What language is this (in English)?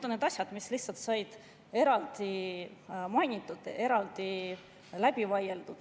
Estonian